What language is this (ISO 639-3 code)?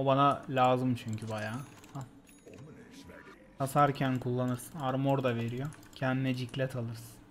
tur